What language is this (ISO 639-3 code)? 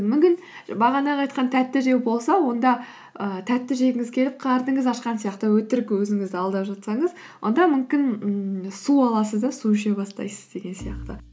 kaz